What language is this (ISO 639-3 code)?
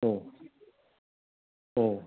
brx